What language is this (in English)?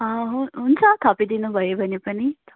Nepali